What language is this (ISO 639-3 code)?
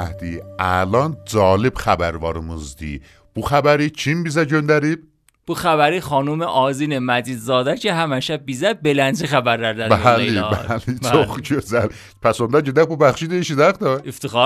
fas